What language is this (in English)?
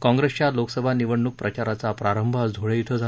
Marathi